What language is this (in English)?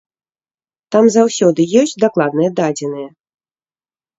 Belarusian